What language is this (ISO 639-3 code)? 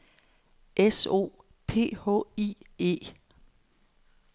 dan